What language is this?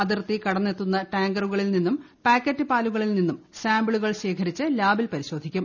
Malayalam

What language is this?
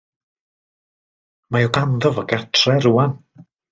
Welsh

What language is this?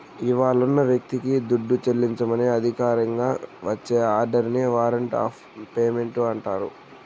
Telugu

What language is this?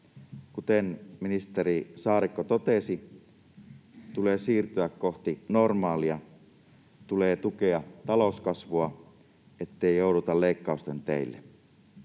Finnish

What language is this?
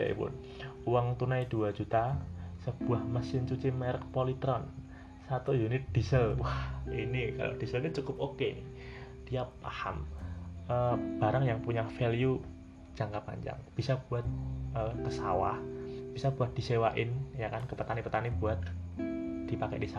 Indonesian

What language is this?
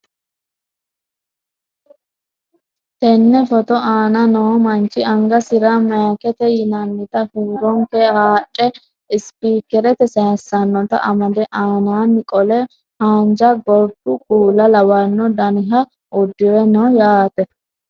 Sidamo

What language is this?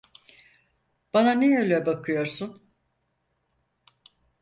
Turkish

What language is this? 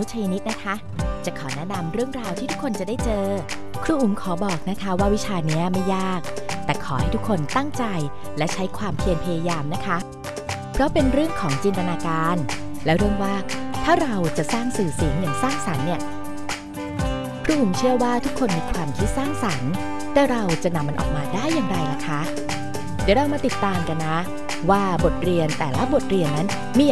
Thai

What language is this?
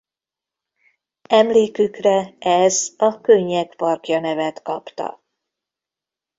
Hungarian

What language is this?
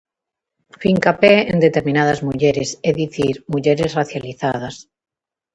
Galician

